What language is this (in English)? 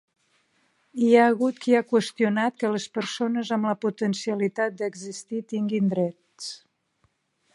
Catalan